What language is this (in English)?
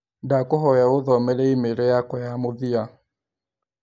Kikuyu